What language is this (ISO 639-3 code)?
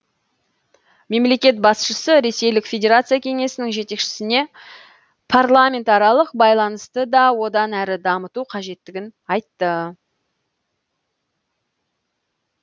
kaz